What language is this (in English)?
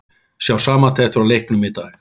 Icelandic